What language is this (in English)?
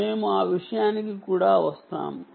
Telugu